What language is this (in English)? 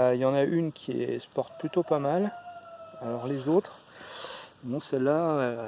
French